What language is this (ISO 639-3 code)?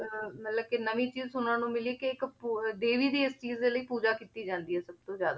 pan